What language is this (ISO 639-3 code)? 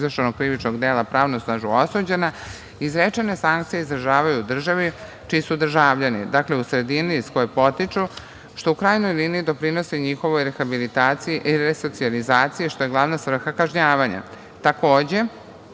srp